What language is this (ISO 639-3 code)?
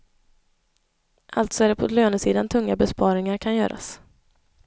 swe